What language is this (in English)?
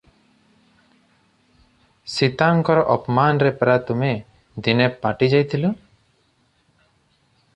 Odia